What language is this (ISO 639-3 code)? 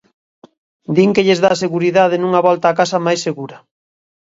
glg